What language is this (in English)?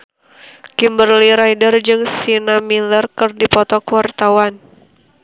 Sundanese